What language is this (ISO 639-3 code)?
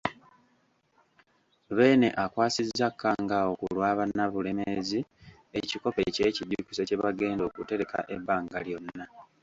lug